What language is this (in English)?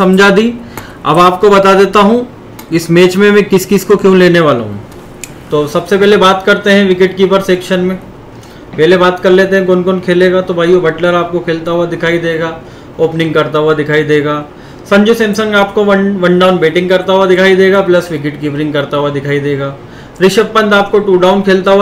Hindi